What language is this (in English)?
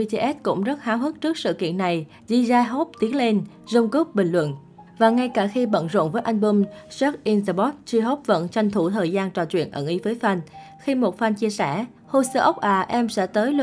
Vietnamese